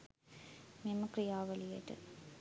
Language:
Sinhala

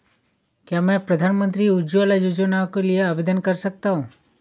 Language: Hindi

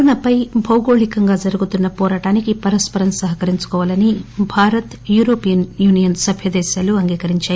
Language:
Telugu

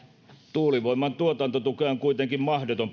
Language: Finnish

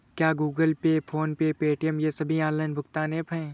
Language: Hindi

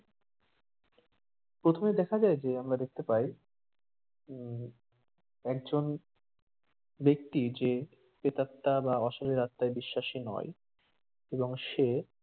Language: Bangla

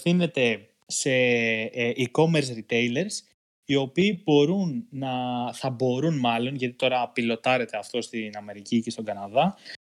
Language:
Greek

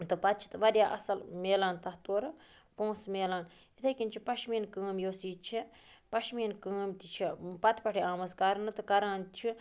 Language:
Kashmiri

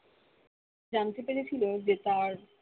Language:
Bangla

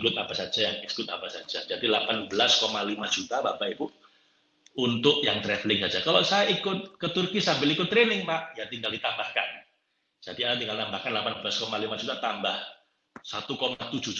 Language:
Indonesian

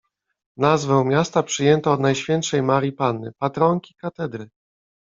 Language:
Polish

